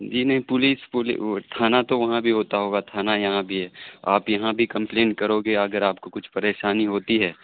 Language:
Urdu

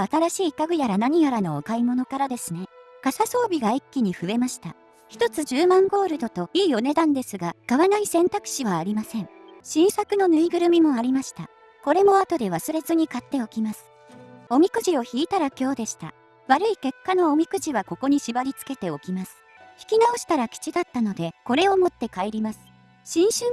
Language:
Japanese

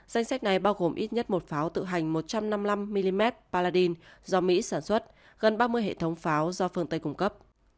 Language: Vietnamese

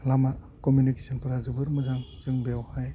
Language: Bodo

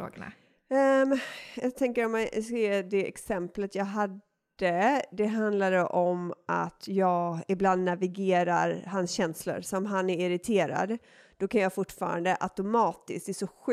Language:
Swedish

